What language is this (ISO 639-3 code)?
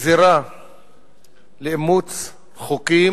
heb